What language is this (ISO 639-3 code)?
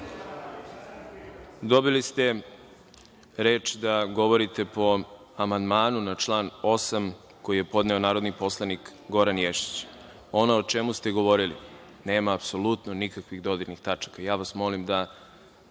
srp